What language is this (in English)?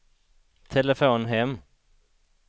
Swedish